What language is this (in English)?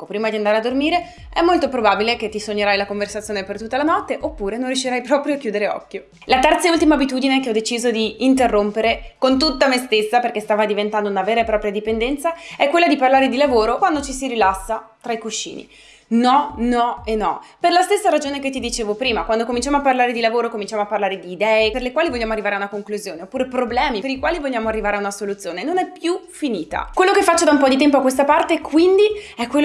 Italian